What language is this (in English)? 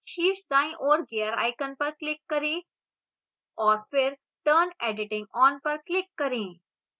Hindi